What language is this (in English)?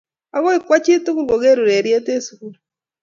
Kalenjin